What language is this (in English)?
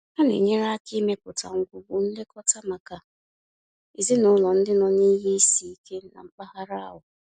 Igbo